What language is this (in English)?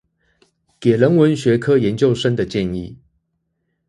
Chinese